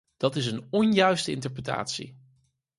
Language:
Dutch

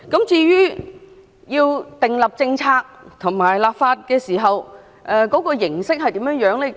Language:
Cantonese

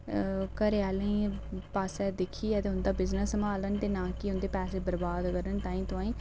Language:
Dogri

